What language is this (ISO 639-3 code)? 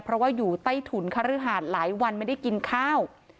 tha